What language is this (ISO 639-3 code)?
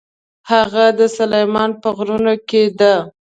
pus